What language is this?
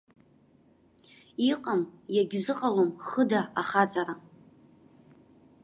Abkhazian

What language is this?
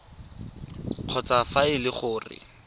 Tswana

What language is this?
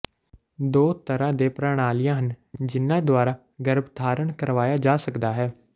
Punjabi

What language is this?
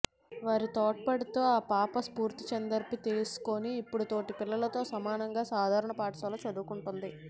Telugu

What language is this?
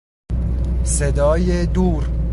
Persian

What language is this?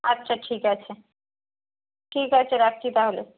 Bangla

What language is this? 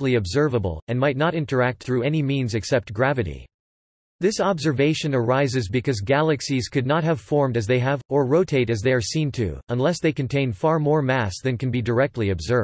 English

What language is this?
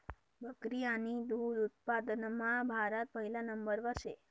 Marathi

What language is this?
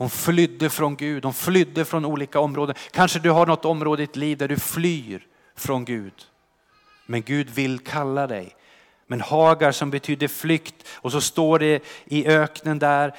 Swedish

